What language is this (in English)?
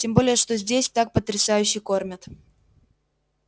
Russian